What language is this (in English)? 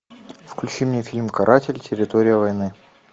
Russian